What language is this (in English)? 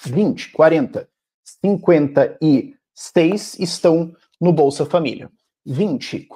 Portuguese